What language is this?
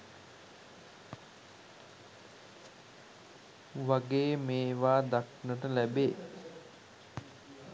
Sinhala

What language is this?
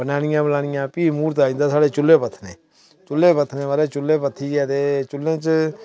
Dogri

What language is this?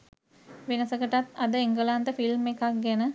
Sinhala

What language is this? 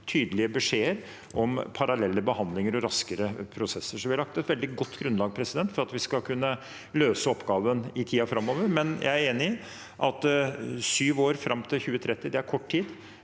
Norwegian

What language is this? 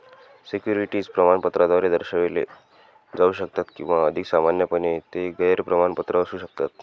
Marathi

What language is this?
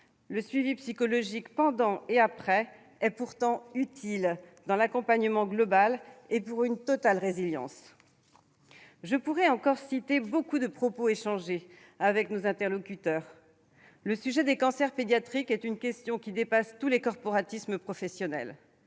French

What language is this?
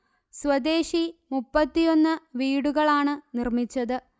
Malayalam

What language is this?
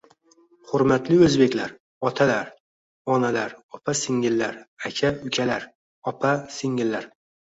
Uzbek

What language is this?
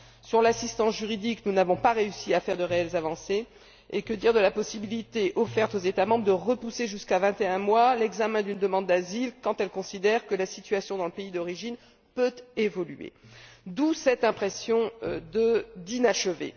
French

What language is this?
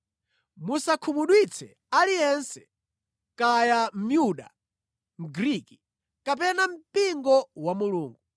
Nyanja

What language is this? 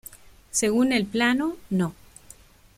Spanish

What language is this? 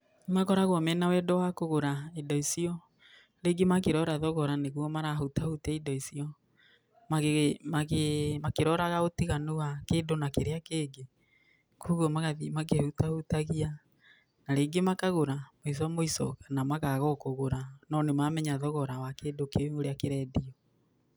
Kikuyu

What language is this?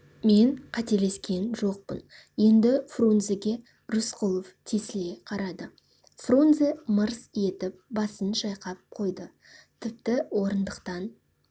Kazakh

